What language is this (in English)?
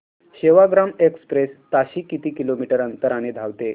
Marathi